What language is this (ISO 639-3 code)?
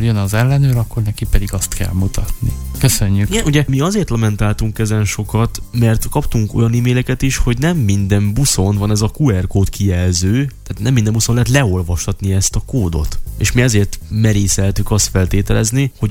hun